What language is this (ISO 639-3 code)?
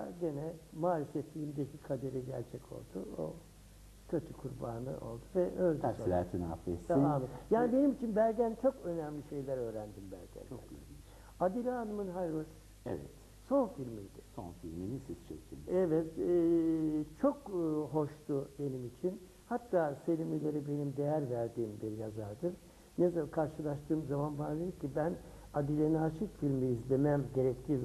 tur